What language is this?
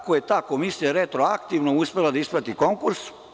Serbian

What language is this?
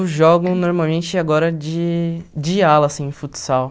Portuguese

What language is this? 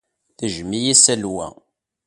Kabyle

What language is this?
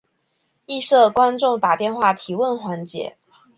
Chinese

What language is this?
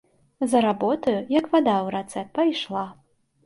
Belarusian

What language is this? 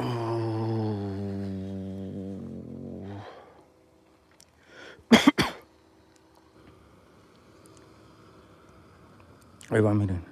Spanish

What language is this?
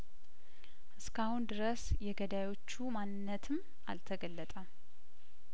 Amharic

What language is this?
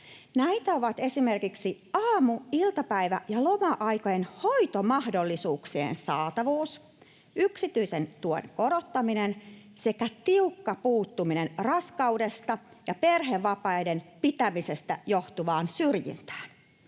Finnish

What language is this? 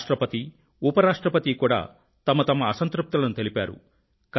Telugu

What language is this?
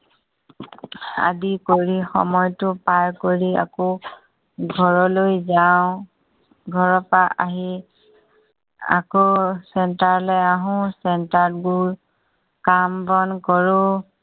Assamese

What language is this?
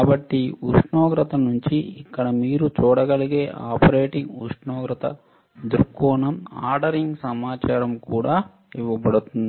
Telugu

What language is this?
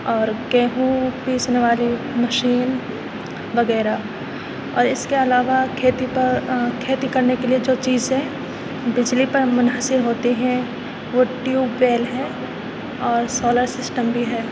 Urdu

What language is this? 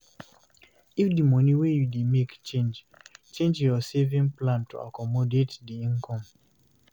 Nigerian Pidgin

